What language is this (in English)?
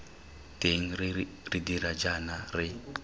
Tswana